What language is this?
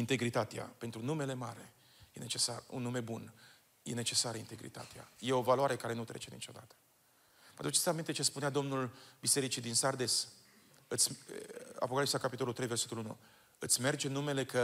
Romanian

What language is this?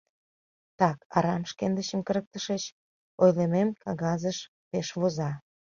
Mari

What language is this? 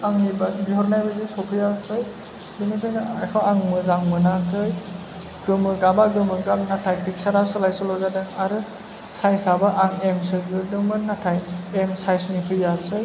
Bodo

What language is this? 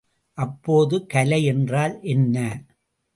Tamil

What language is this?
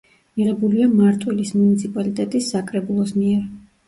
Georgian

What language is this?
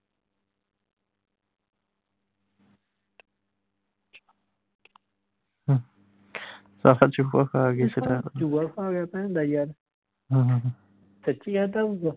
Punjabi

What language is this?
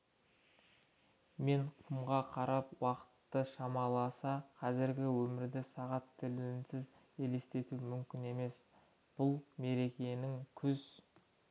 Kazakh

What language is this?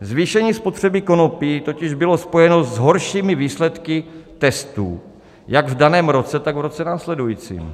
Czech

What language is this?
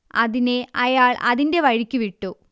Malayalam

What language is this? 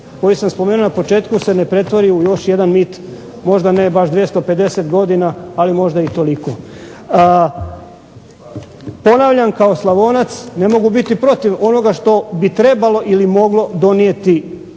Croatian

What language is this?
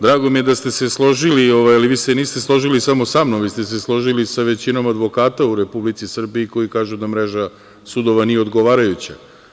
Serbian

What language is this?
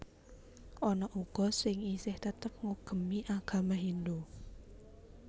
Javanese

